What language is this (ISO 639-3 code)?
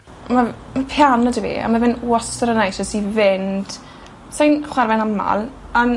cym